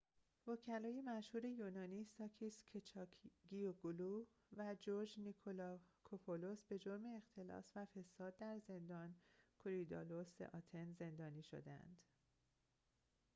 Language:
Persian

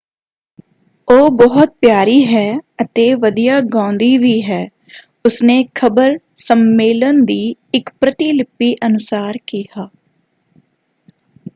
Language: Punjabi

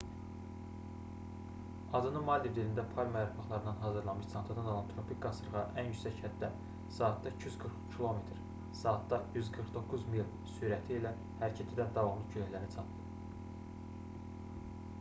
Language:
Azerbaijani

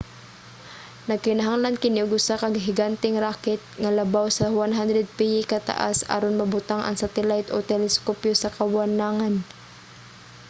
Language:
Cebuano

